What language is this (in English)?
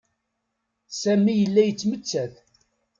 Kabyle